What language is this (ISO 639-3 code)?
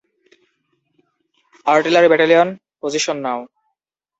ben